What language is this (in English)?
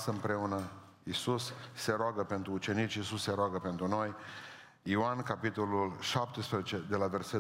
Romanian